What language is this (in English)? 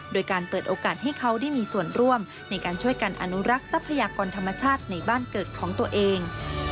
Thai